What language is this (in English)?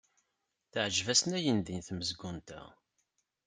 Kabyle